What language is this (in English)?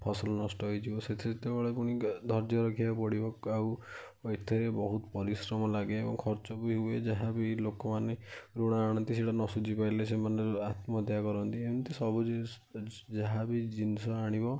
Odia